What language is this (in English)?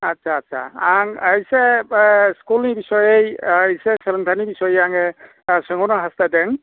Bodo